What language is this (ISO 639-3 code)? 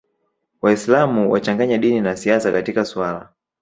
swa